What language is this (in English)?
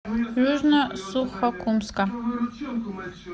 Russian